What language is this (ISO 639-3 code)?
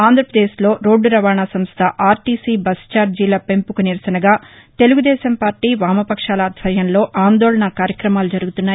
tel